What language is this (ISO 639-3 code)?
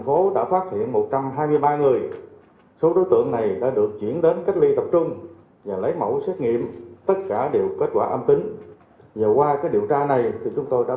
vie